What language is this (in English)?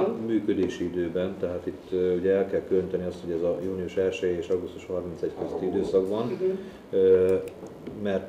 Hungarian